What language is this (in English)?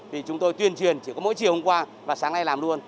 Vietnamese